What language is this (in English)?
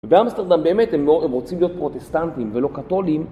Hebrew